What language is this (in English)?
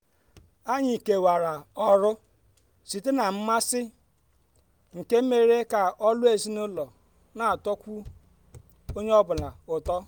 Igbo